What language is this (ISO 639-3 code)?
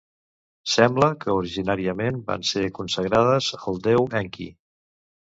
cat